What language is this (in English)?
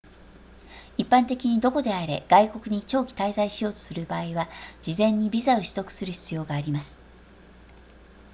Japanese